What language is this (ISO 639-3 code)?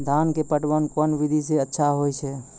mai